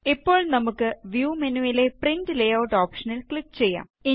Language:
Malayalam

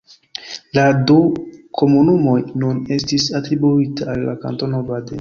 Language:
Esperanto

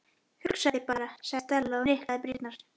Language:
Icelandic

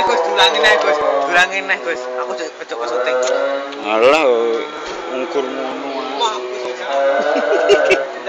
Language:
Arabic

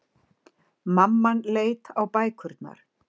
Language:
Icelandic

